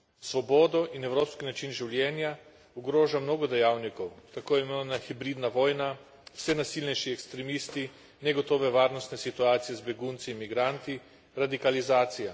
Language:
Slovenian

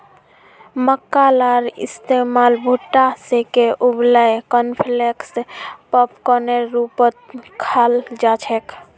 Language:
Magahi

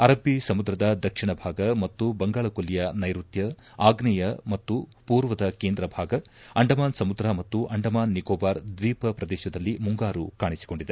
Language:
Kannada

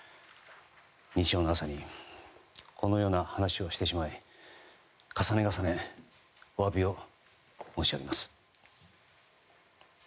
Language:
Japanese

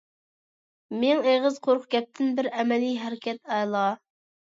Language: Uyghur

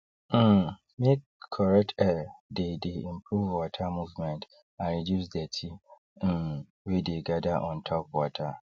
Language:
Nigerian Pidgin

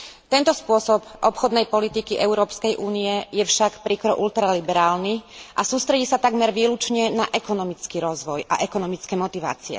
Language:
Slovak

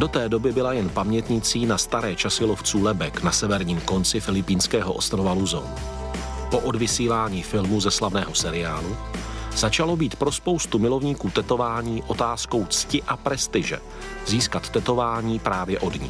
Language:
Czech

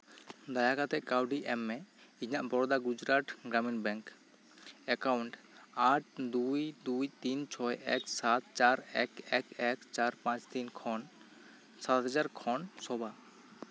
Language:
Santali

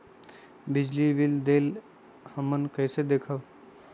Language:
Magahi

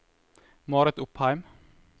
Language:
Norwegian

